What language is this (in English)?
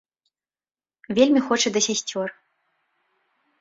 Belarusian